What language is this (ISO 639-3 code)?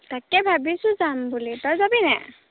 asm